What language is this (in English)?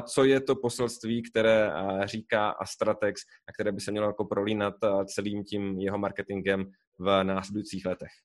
Czech